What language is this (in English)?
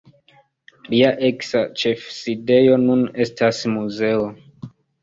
Esperanto